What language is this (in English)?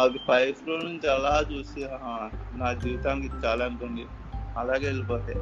Telugu